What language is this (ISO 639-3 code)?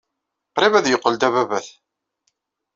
kab